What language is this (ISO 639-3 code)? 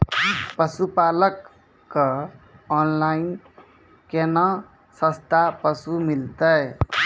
mai